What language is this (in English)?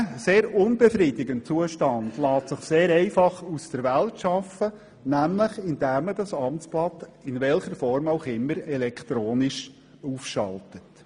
Swiss German